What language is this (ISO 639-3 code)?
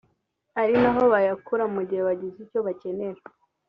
kin